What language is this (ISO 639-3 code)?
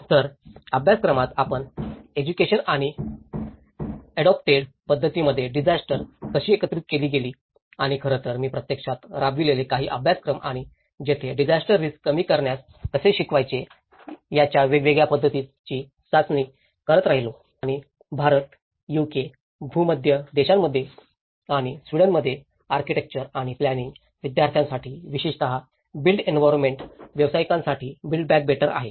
mar